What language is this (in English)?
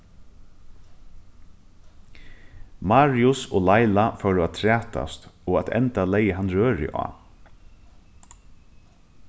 Faroese